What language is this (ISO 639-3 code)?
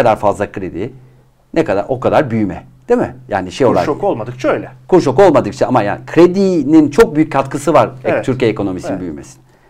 tur